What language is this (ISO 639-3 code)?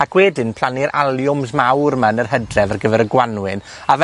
cym